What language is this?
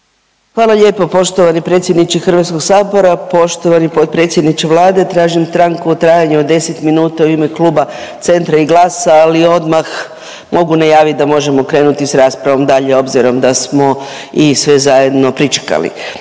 Croatian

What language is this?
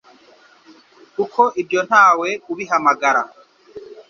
Kinyarwanda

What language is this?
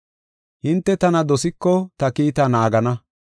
Gofa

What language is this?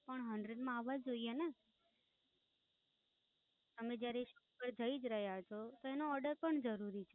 Gujarati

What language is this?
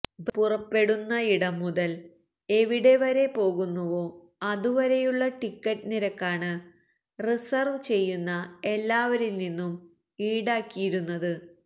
Malayalam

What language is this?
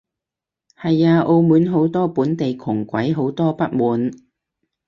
Cantonese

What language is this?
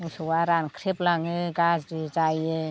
Bodo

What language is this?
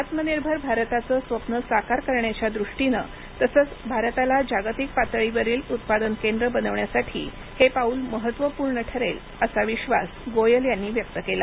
Marathi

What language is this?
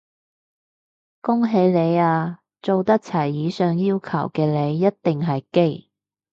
Cantonese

